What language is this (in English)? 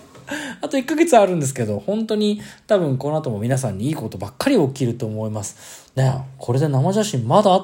Japanese